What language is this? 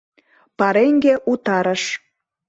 Mari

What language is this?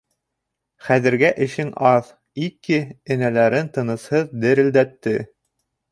Bashkir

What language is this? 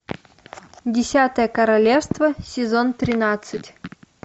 Russian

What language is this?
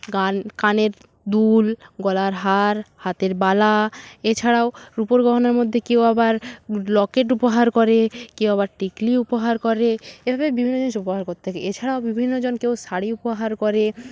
Bangla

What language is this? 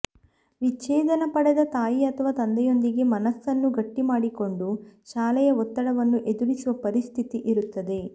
Kannada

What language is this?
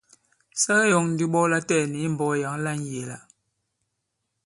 Bankon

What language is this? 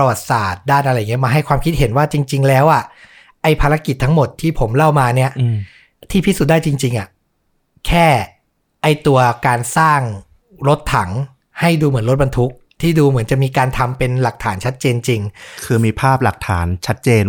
Thai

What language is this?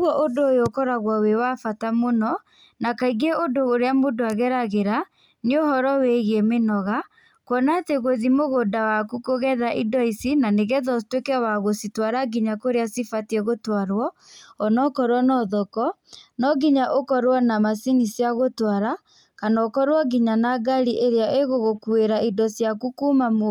Kikuyu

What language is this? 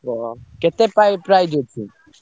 Odia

